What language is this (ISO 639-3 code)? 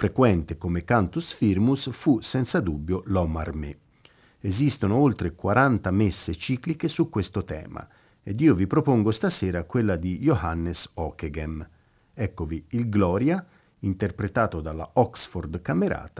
ita